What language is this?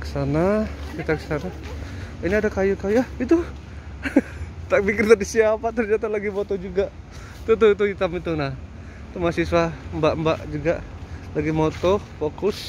Indonesian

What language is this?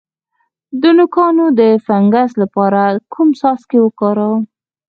Pashto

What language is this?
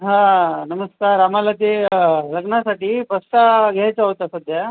Marathi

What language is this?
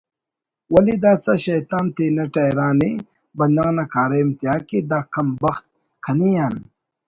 Brahui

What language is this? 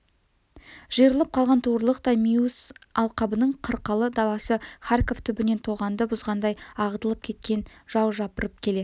Kazakh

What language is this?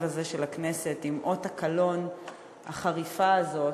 Hebrew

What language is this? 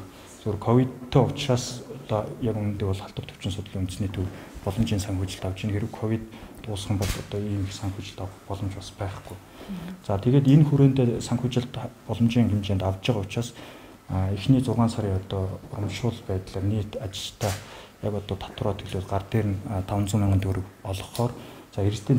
Russian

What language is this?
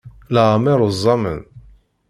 Kabyle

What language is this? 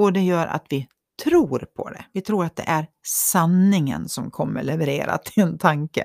Swedish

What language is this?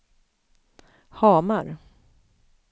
Swedish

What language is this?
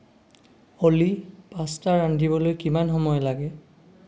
Assamese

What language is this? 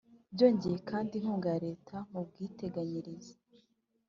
Kinyarwanda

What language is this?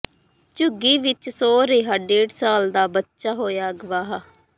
Punjabi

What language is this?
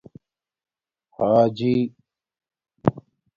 Domaaki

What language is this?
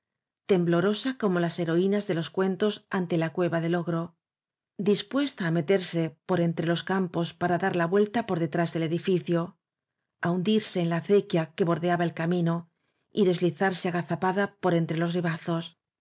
Spanish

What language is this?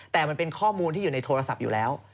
Thai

